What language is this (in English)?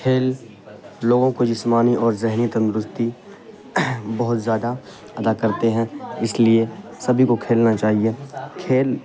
Urdu